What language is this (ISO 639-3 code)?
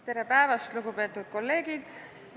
est